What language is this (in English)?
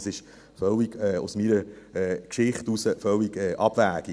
Swiss German